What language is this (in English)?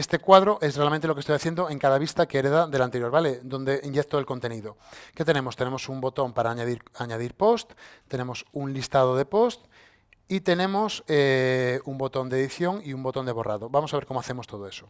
Spanish